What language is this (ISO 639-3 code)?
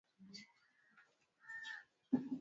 swa